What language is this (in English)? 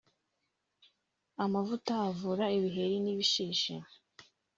Kinyarwanda